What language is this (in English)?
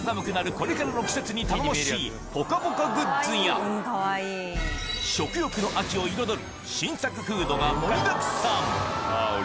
Japanese